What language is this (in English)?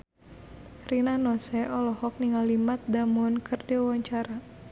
Sundanese